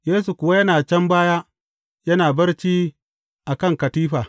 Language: Hausa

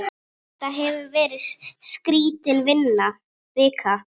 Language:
Icelandic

